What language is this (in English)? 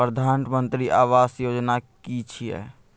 Maithili